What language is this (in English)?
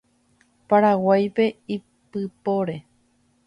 Guarani